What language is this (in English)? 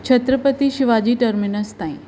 Sindhi